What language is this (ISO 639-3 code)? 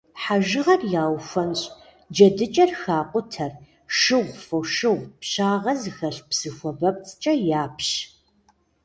kbd